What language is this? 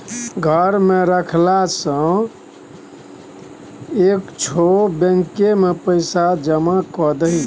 Maithili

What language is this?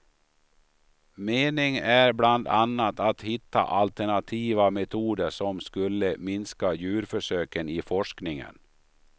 Swedish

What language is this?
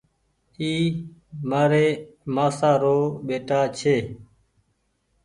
Goaria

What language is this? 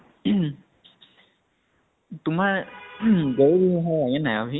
Assamese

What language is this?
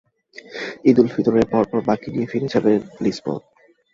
Bangla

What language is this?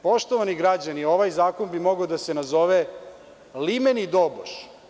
Serbian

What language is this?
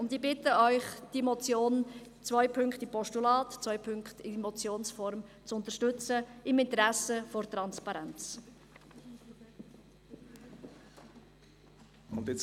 Swiss German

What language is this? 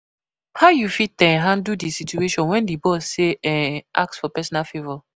Nigerian Pidgin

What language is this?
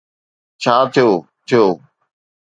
Sindhi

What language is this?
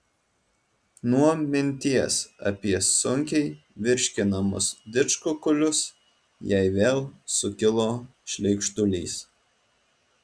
Lithuanian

